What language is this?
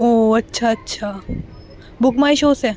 Urdu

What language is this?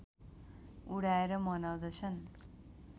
Nepali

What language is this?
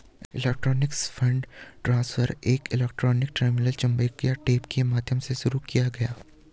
Hindi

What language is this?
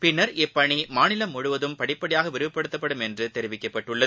Tamil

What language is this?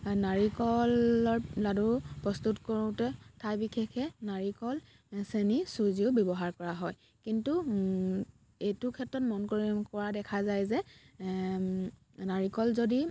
Assamese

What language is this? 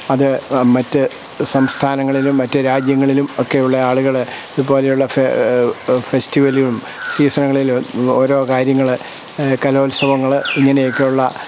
Malayalam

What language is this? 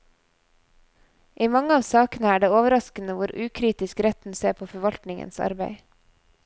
Norwegian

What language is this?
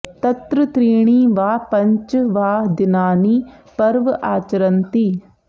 Sanskrit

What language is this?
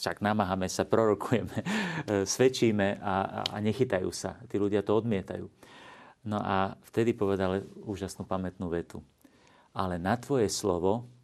Slovak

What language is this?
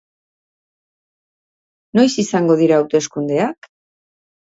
Basque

